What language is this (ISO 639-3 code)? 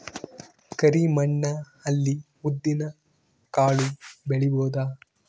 kan